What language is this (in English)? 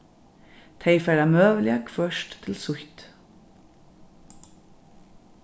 Faroese